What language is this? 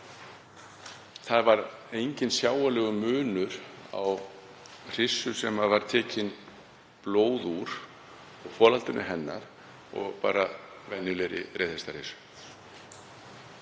Icelandic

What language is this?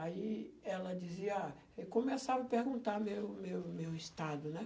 Portuguese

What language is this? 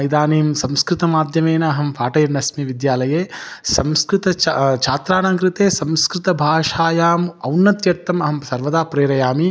Sanskrit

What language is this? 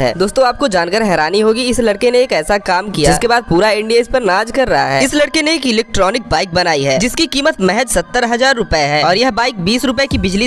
Hindi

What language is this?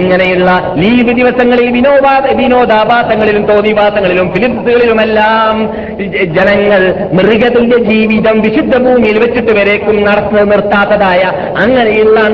Malayalam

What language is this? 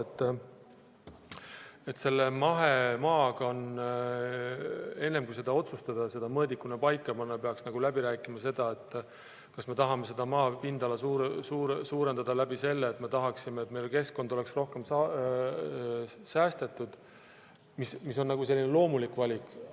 Estonian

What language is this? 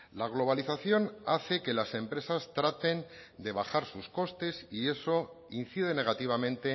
Spanish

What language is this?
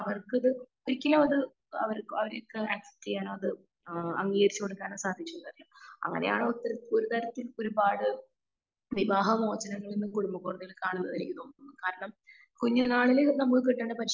Malayalam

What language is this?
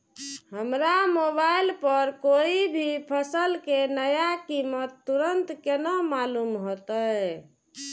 Maithili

